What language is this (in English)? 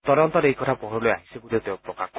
Assamese